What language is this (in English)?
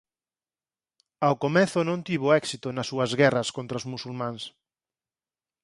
Galician